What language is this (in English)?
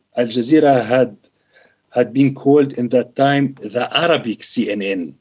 English